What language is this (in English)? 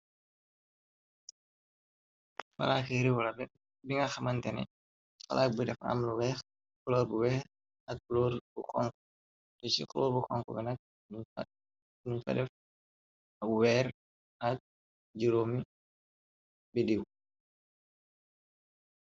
Wolof